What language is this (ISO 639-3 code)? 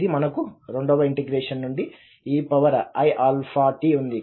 tel